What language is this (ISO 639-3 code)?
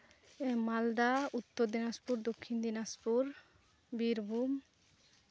sat